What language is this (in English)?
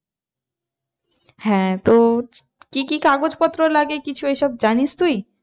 Bangla